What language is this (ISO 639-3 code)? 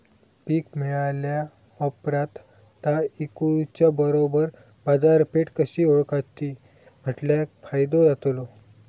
mar